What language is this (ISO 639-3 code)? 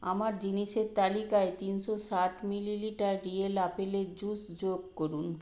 ben